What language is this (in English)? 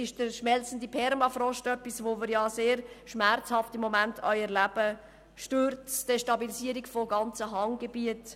Swiss German